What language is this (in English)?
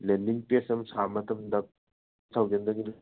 Manipuri